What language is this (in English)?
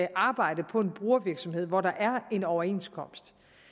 Danish